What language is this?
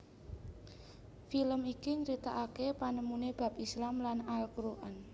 Javanese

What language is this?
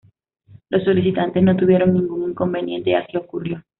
Spanish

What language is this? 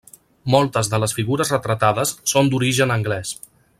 Catalan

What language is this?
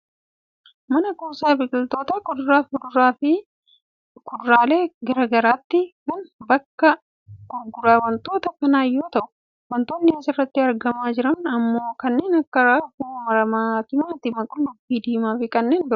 Oromo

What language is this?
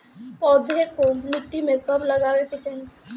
Bhojpuri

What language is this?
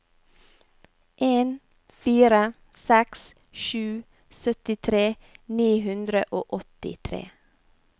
Norwegian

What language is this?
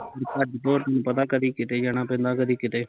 Punjabi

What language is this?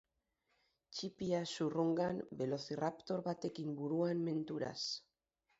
Basque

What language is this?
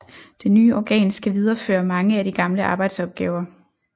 Danish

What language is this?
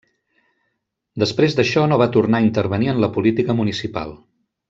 Catalan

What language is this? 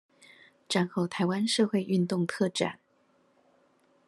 Chinese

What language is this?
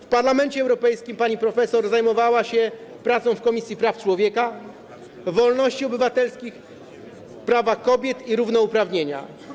Polish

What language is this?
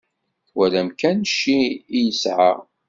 Kabyle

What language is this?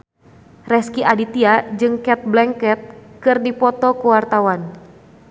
Sundanese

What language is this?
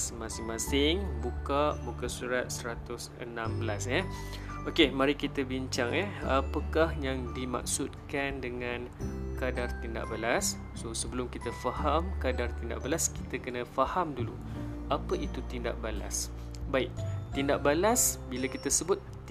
Malay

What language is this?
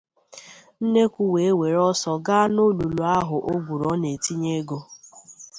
Igbo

